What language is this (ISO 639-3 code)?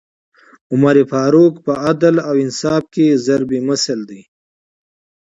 pus